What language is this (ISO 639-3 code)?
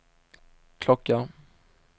swe